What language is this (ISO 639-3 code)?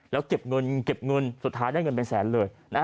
tha